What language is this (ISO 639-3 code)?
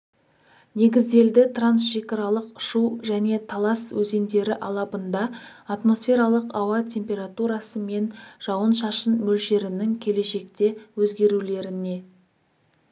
kaz